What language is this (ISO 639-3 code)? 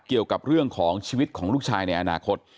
tha